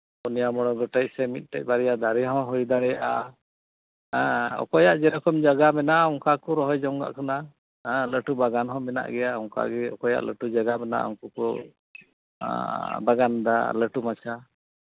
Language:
Santali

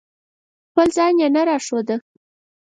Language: Pashto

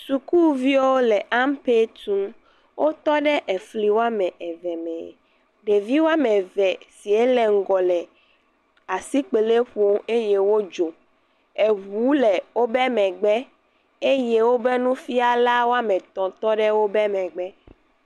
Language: Ewe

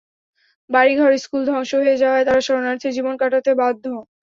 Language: Bangla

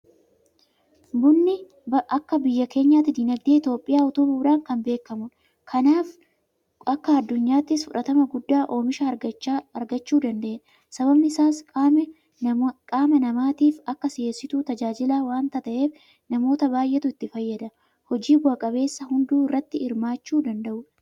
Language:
Oromo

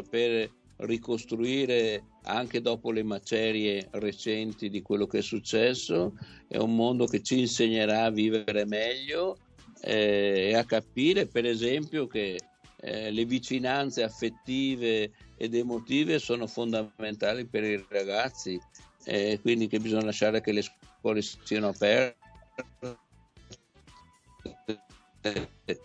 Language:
Italian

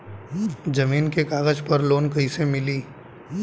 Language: Bhojpuri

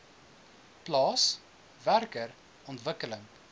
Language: Afrikaans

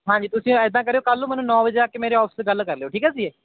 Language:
Punjabi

